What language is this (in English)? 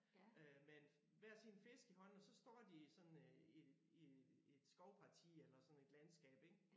Danish